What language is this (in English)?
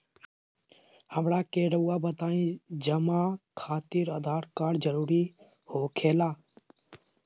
Magahi